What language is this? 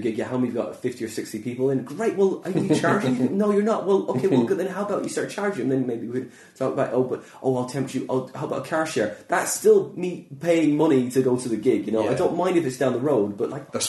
English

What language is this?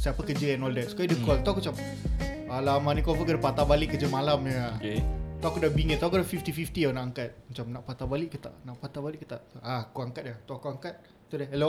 Malay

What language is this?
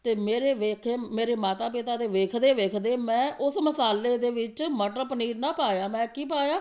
Punjabi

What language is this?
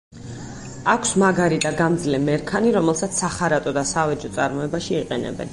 Georgian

